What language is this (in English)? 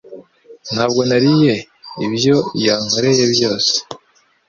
Kinyarwanda